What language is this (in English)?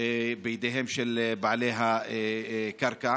Hebrew